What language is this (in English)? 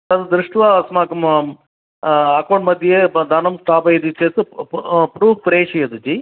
Sanskrit